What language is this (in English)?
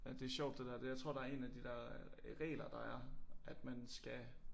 Danish